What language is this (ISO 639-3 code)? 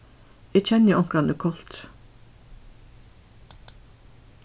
fao